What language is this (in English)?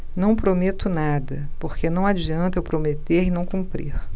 Portuguese